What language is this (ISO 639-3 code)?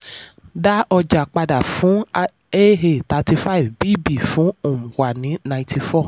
yor